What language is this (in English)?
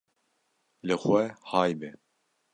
Kurdish